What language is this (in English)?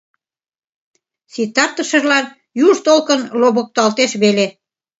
Mari